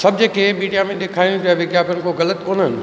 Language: Sindhi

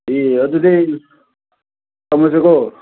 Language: Manipuri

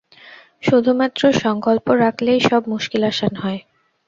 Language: Bangla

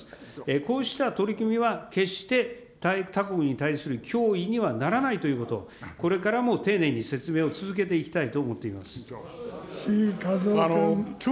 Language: Japanese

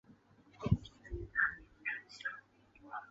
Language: Chinese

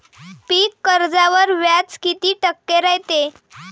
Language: Marathi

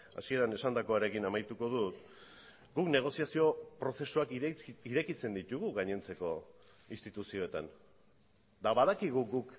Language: Basque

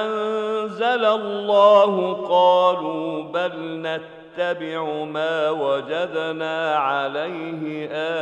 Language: Arabic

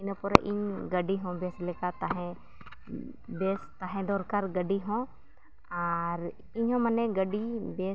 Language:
Santali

